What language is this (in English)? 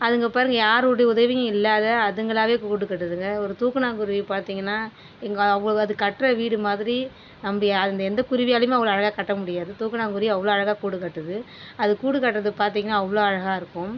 Tamil